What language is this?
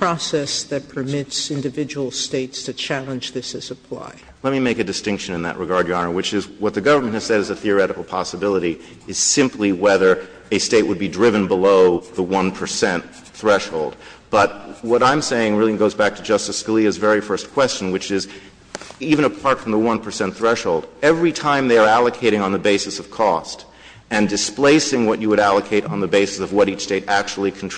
English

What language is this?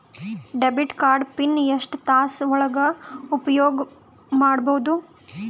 Kannada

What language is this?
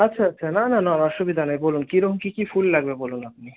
Bangla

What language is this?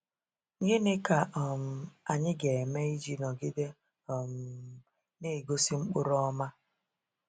Igbo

